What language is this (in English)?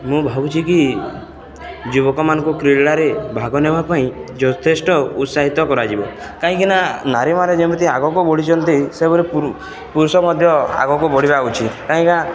Odia